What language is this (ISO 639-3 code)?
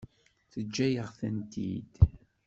kab